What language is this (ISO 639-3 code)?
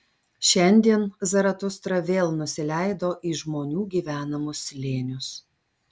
lit